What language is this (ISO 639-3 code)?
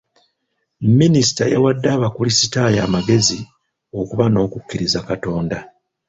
lug